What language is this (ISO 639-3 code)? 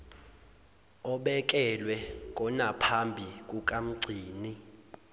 zul